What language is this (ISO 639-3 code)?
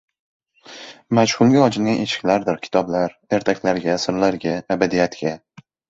uzb